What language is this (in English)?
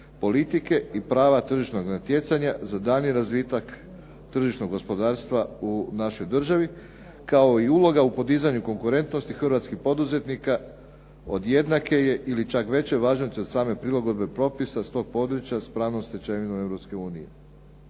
Croatian